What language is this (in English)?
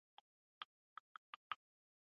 Pashto